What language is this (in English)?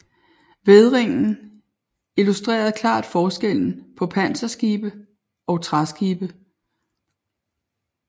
Danish